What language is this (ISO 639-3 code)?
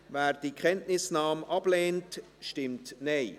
gsw